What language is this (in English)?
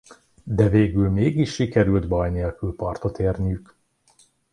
Hungarian